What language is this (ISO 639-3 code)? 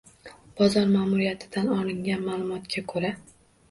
uzb